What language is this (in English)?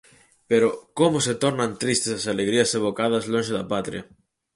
Galician